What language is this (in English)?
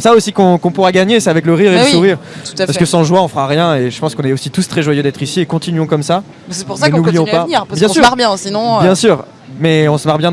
French